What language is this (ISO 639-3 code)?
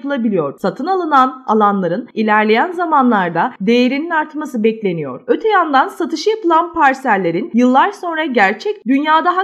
tur